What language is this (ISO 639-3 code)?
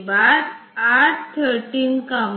hin